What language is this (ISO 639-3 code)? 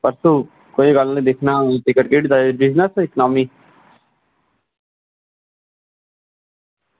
doi